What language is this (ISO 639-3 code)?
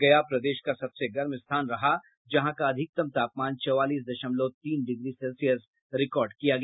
hin